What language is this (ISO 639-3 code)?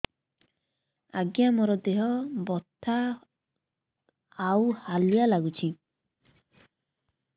ori